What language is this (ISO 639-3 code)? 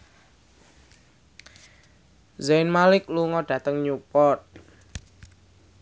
jav